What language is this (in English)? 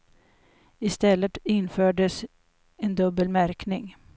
Swedish